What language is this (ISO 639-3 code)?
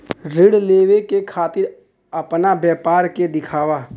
bho